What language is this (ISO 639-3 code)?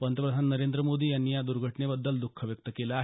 mar